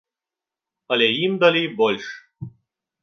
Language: Belarusian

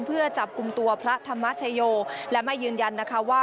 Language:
Thai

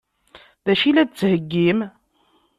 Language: Kabyle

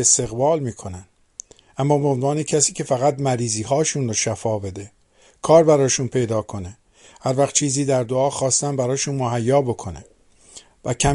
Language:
Persian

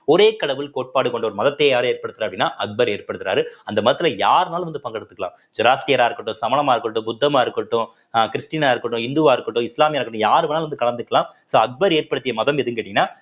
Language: Tamil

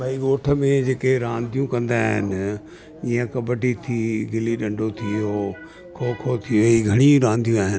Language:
Sindhi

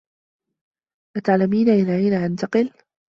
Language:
Arabic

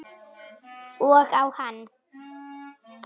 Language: Icelandic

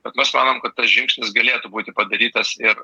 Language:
Lithuanian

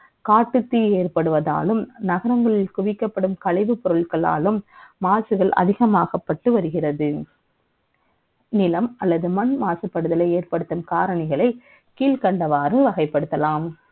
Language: Tamil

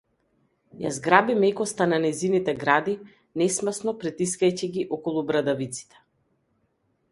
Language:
Macedonian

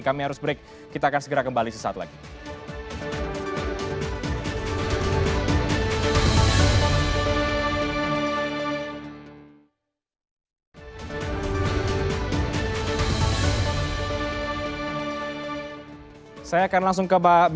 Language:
Indonesian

